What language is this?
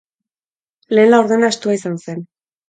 Basque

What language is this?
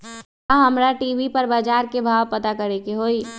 Magahi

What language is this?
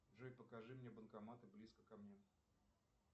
Russian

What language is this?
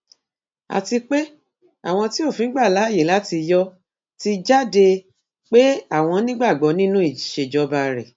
Yoruba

